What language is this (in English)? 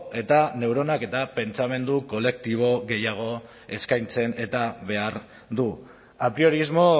Basque